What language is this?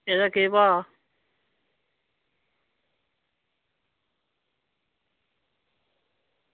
Dogri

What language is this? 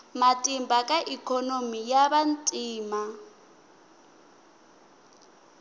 Tsonga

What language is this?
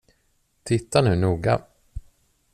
Swedish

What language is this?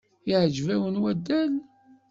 Kabyle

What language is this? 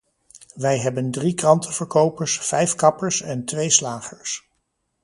Dutch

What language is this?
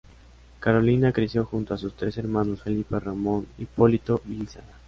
Spanish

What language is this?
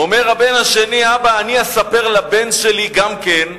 Hebrew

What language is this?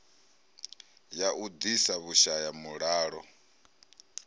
Venda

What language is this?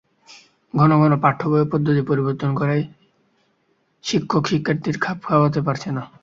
Bangla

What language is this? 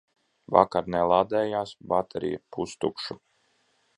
Latvian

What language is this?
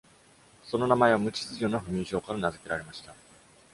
Japanese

